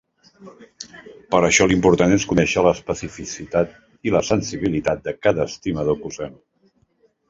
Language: Catalan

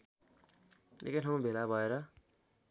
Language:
Nepali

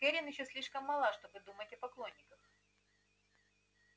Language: Russian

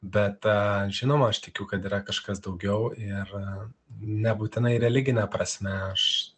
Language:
Lithuanian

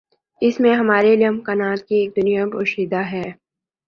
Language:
Urdu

